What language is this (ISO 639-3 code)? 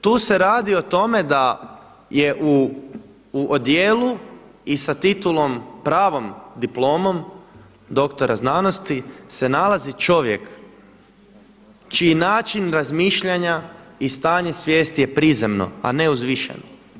hrv